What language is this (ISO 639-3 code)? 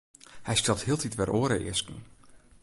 fry